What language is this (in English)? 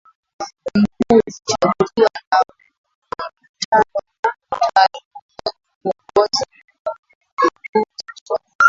Swahili